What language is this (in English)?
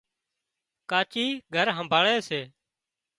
Wadiyara Koli